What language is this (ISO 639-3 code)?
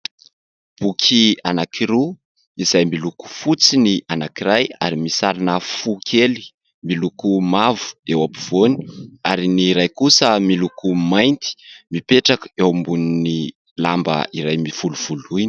mlg